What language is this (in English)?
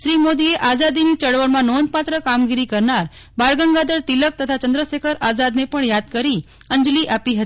Gujarati